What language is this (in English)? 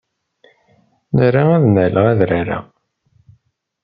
Kabyle